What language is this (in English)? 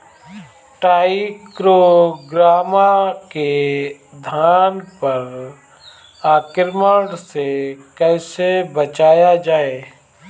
Bhojpuri